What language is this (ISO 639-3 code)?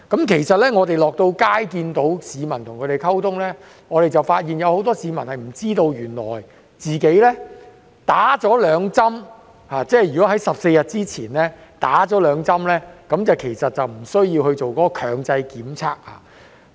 yue